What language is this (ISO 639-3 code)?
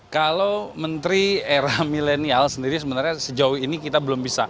ind